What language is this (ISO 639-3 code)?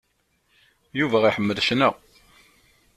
kab